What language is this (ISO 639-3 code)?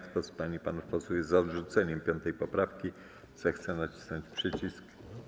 pol